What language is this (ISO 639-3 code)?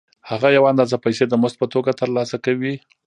pus